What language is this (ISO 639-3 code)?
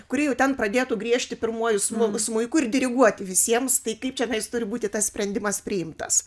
lit